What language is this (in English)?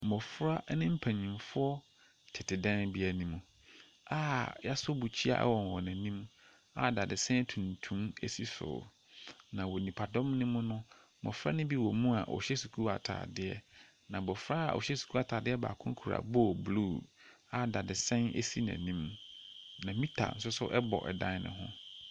Akan